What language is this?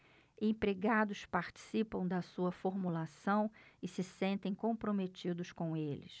Portuguese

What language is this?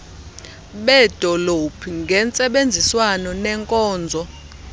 Xhosa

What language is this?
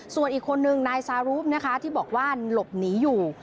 Thai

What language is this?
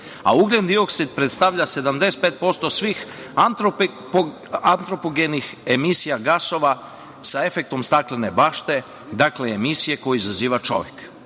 Serbian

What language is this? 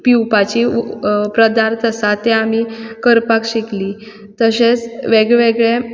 Konkani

